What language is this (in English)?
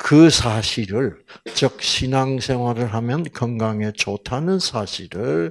Korean